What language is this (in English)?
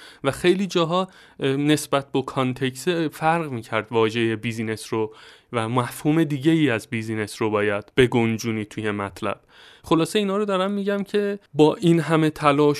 Persian